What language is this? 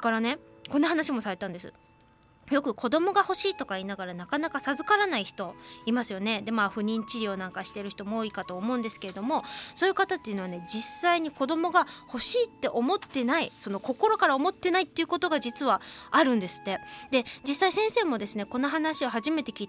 Japanese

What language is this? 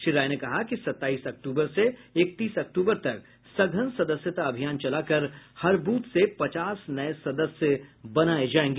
Hindi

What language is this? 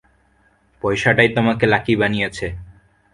Bangla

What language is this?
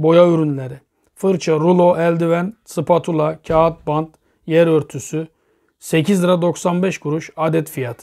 Turkish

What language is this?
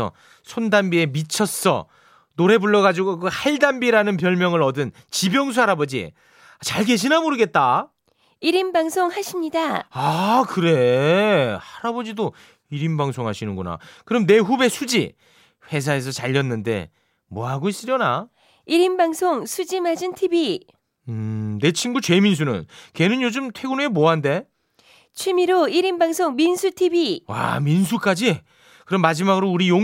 Korean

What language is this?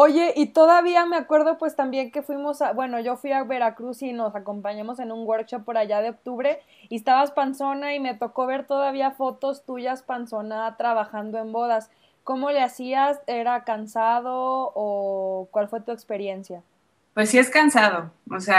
Spanish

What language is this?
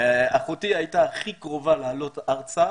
Hebrew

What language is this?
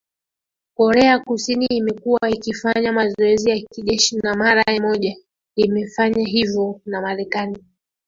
Swahili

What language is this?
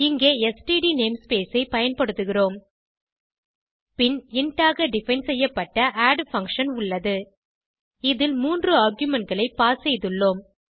Tamil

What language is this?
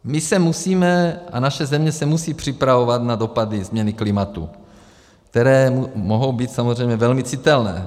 Czech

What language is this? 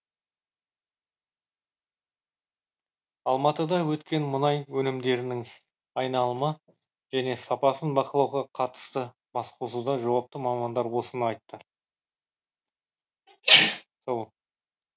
Kazakh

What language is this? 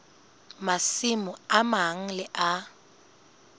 Southern Sotho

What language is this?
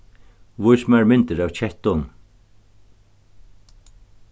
Faroese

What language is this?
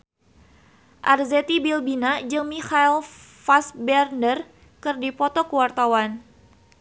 Sundanese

